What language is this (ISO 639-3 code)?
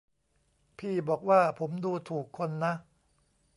tha